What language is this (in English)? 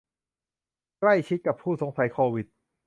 Thai